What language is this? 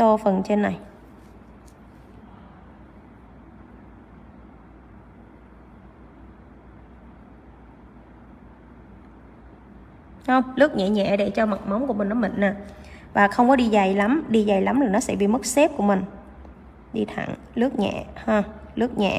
Vietnamese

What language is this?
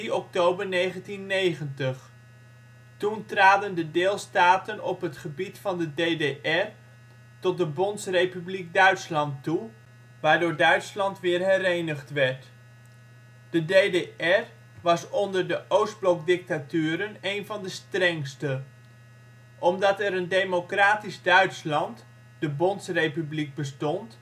Dutch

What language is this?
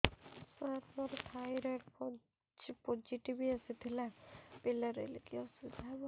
Odia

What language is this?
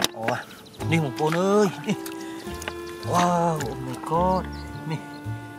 Vietnamese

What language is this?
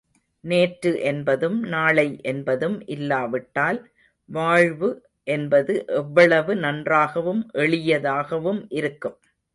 Tamil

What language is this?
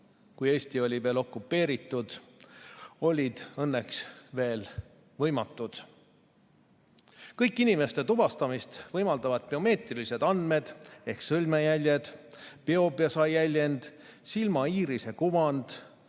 Estonian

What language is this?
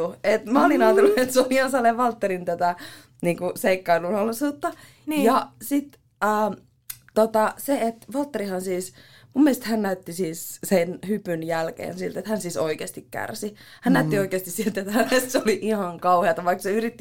Finnish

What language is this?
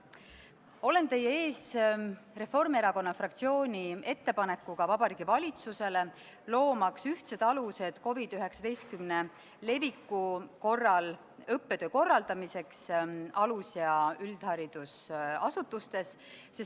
Estonian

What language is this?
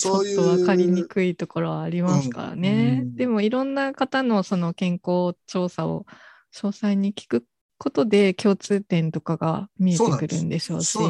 Japanese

